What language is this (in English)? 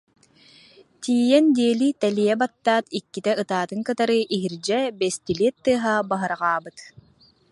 Yakut